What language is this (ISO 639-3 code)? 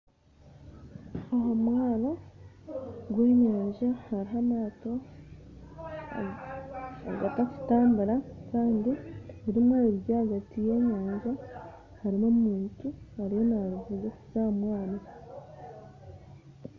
nyn